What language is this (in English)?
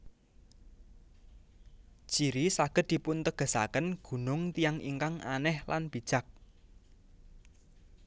Javanese